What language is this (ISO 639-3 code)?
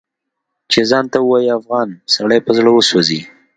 pus